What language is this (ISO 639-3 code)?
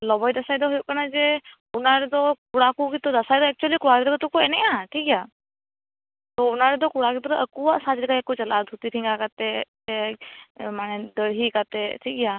sat